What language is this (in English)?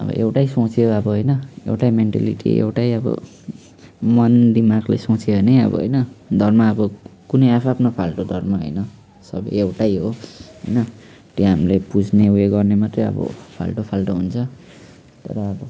Nepali